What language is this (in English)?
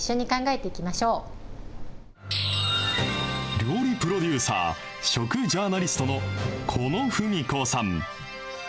Japanese